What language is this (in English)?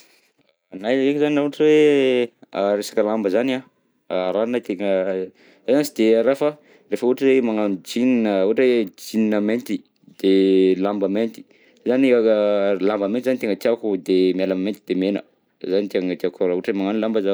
Southern Betsimisaraka Malagasy